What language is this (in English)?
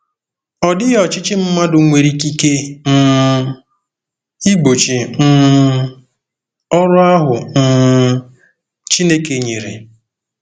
Igbo